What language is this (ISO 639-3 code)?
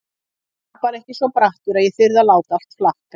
isl